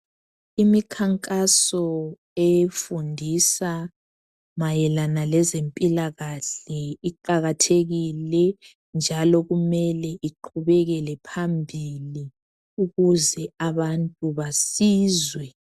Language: North Ndebele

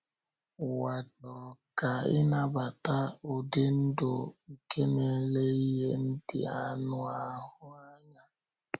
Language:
Igbo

